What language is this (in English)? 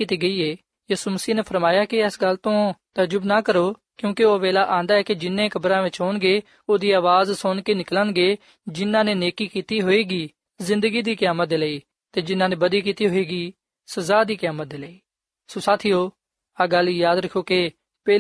Punjabi